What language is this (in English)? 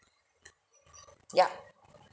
English